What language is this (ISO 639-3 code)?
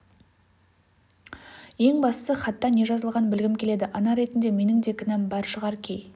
kaz